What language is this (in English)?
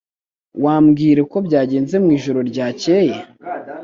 Kinyarwanda